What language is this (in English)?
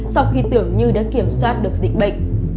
Vietnamese